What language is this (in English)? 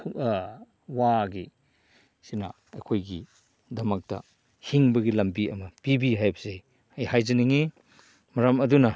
Manipuri